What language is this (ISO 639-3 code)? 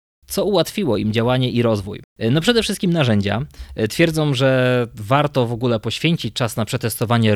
pol